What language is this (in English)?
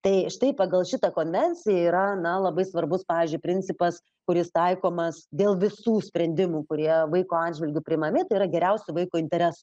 Lithuanian